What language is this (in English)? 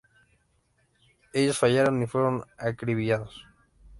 Spanish